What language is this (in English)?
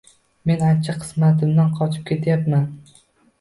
Uzbek